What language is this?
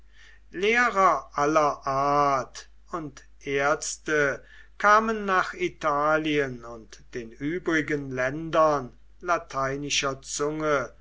German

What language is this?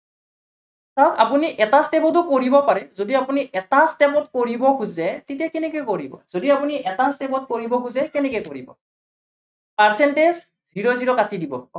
Assamese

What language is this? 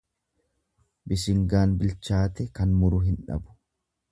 Oromo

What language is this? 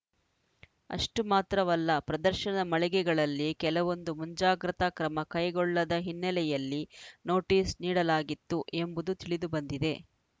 Kannada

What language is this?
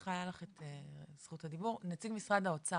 Hebrew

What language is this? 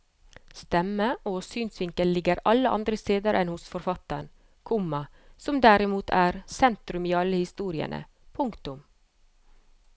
Norwegian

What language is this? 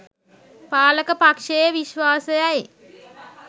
Sinhala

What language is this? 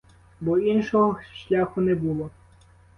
Ukrainian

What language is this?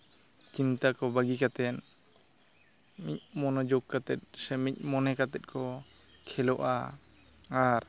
Santali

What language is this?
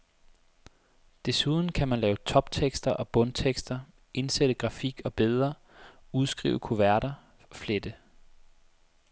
Danish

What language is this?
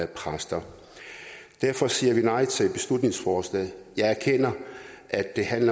Danish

